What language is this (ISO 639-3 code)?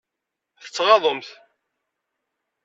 kab